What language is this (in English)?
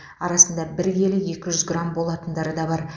Kazakh